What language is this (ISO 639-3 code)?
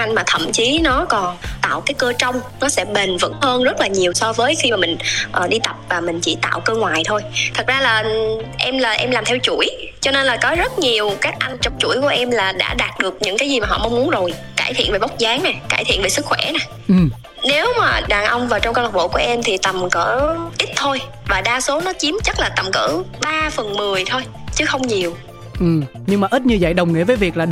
vie